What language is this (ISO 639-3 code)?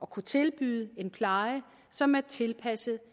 dan